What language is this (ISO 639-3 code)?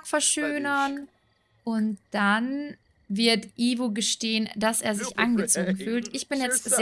deu